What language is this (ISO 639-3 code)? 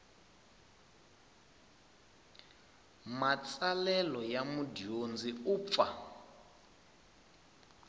tso